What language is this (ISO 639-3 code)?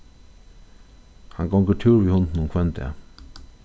fao